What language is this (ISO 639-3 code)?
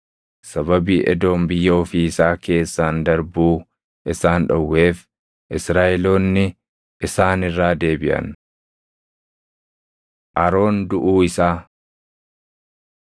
orm